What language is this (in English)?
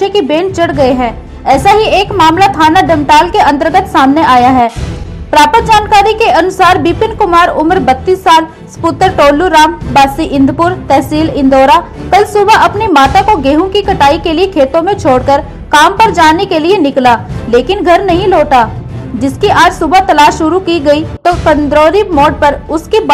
Hindi